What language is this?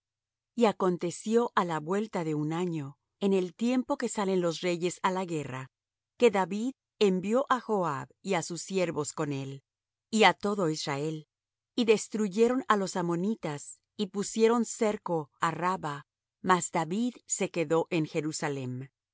Spanish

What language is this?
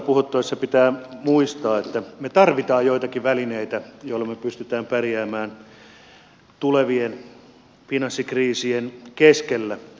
Finnish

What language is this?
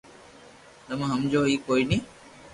Loarki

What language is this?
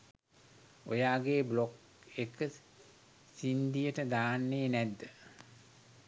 Sinhala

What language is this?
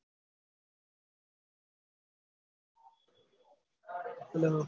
Gujarati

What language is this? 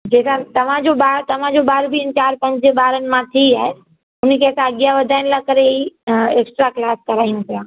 Sindhi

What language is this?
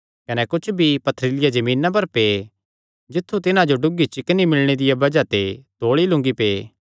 Kangri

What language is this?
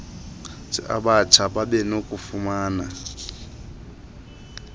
Xhosa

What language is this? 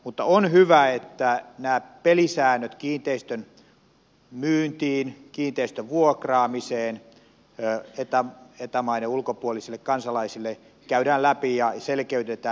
Finnish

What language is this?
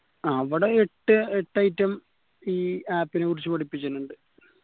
Malayalam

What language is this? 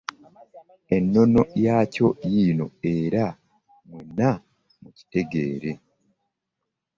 Ganda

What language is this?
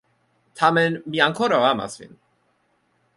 Esperanto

